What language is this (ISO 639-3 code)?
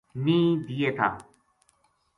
gju